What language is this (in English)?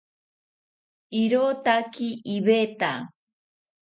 South Ucayali Ashéninka